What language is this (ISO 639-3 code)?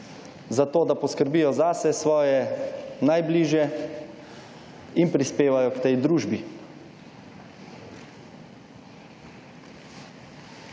slv